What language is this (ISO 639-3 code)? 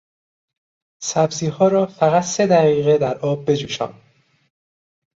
fas